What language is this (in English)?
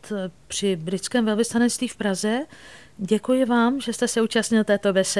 Czech